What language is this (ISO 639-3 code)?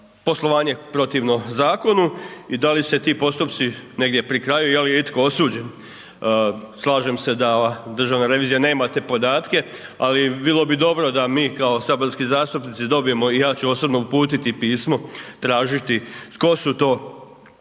hrv